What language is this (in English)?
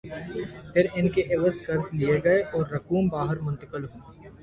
Urdu